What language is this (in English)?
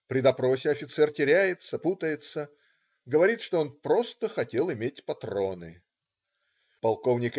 Russian